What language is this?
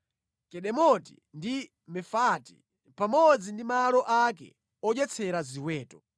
Nyanja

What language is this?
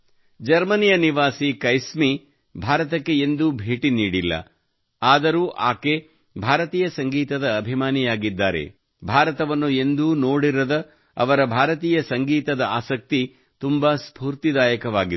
Kannada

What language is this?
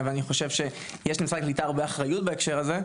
Hebrew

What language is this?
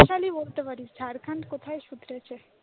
Bangla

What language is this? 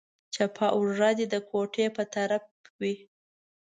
Pashto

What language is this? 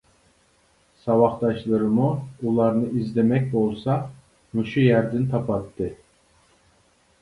Uyghur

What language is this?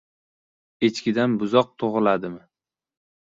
Uzbek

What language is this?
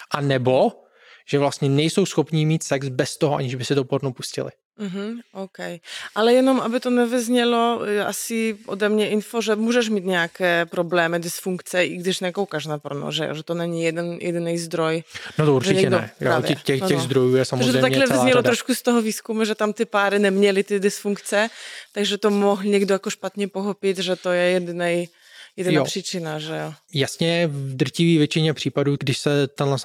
Czech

